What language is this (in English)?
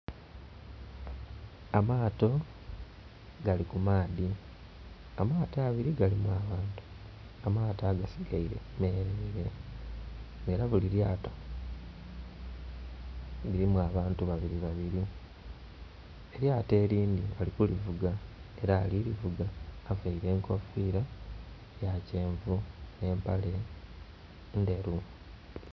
Soga